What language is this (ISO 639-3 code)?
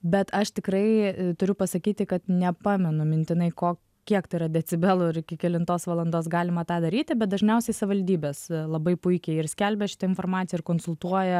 lit